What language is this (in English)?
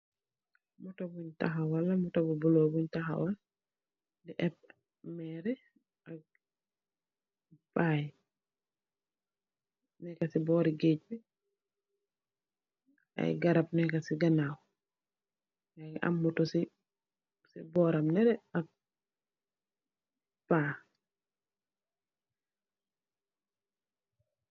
Wolof